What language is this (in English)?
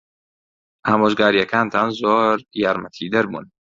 Central Kurdish